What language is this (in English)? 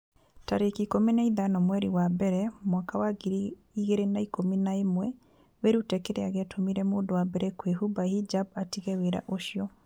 Kikuyu